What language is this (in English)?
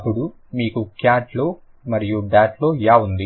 Telugu